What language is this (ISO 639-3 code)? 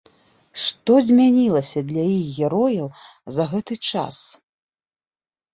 bel